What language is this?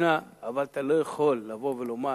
Hebrew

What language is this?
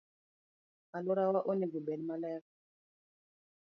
Luo (Kenya and Tanzania)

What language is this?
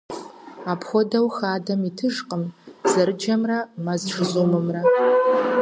Kabardian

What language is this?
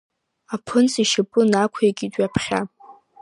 Abkhazian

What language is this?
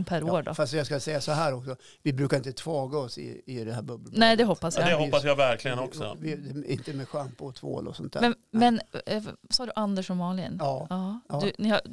Swedish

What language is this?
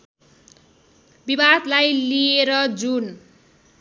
Nepali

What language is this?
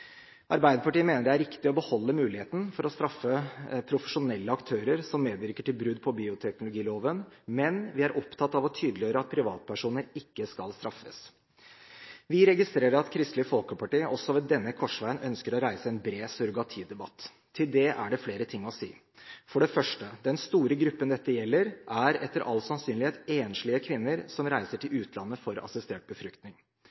Norwegian Bokmål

